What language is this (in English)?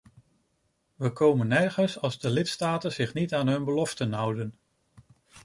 Dutch